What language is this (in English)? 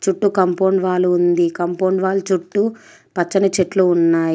Telugu